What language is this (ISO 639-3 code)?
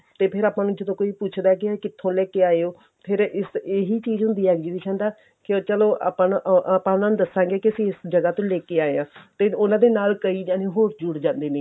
pan